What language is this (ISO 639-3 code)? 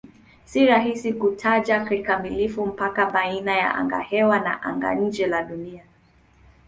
swa